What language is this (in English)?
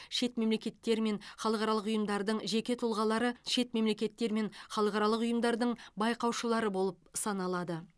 Kazakh